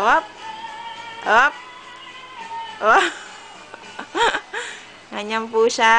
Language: Filipino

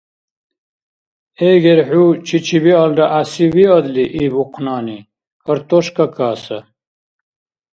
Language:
Dargwa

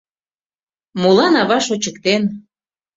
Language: Mari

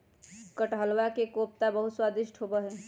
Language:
Magahi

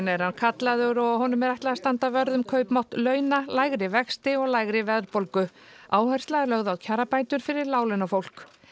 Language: Icelandic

